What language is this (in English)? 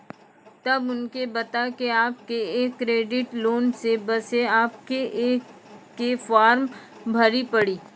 Maithili